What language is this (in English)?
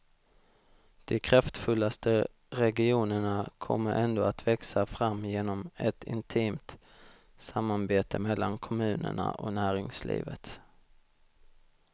Swedish